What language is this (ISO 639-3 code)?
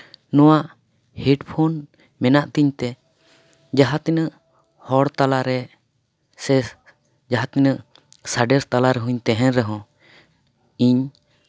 sat